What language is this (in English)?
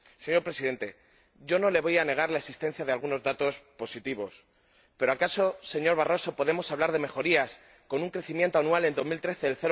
Spanish